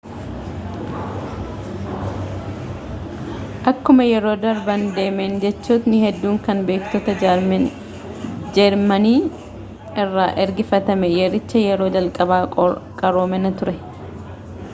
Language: Oromo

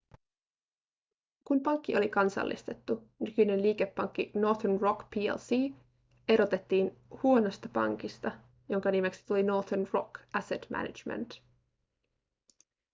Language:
Finnish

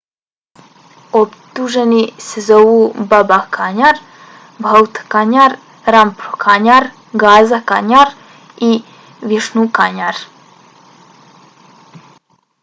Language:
Bosnian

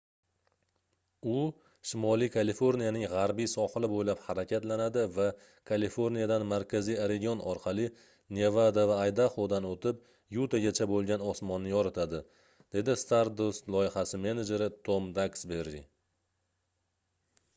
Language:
Uzbek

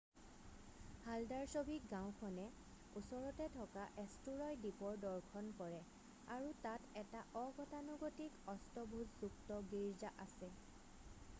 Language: Assamese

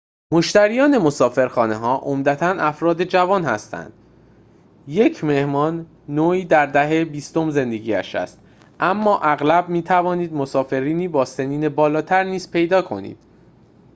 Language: Persian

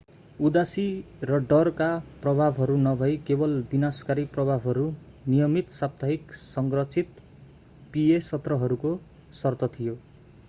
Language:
Nepali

